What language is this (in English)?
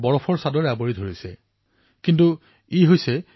Assamese